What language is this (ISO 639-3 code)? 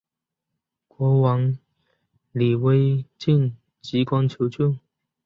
zho